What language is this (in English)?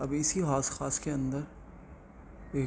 Urdu